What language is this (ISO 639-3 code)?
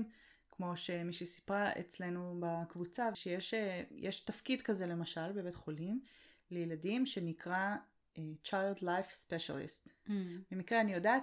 heb